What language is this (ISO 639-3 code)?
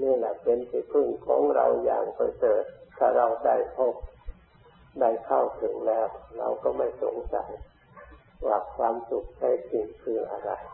tha